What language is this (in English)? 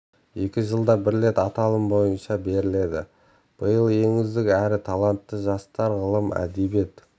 Kazakh